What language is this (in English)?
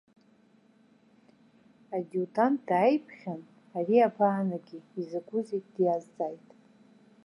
Abkhazian